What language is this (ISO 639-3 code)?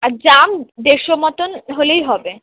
ben